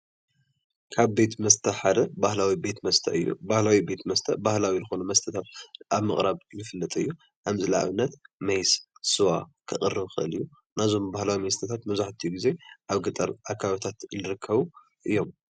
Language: Tigrinya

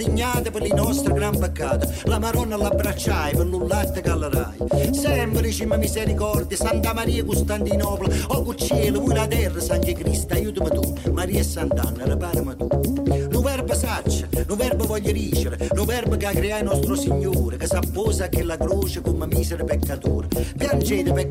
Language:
French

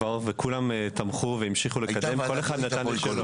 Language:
Hebrew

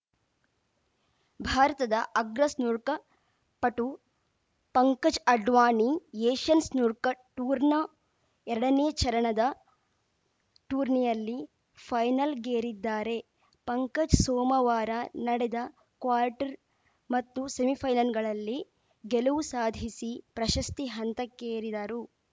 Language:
Kannada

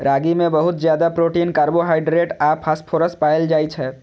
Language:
Maithili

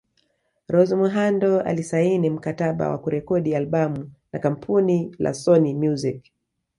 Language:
Swahili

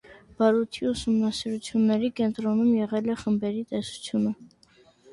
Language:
Armenian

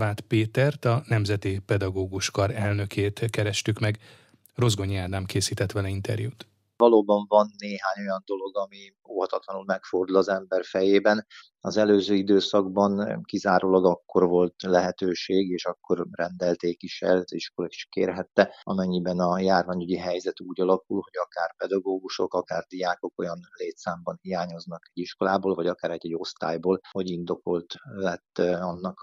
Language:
Hungarian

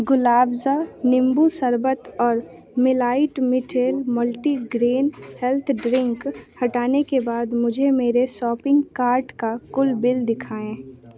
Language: Hindi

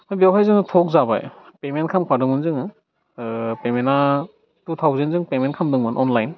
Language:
Bodo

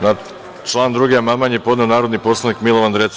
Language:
Serbian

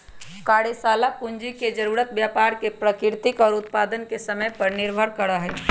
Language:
Magahi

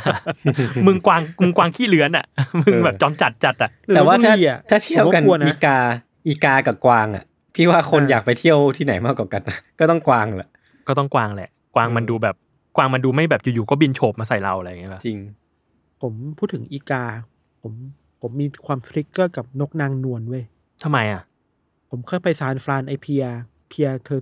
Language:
Thai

